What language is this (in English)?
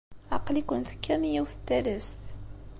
Kabyle